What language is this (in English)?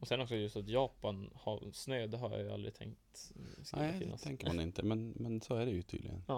Swedish